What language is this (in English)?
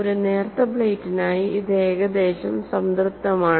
Malayalam